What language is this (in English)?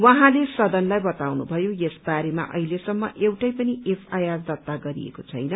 Nepali